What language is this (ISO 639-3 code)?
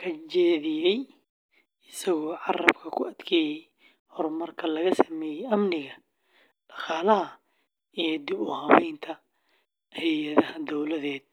som